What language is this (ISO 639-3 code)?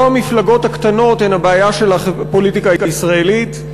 heb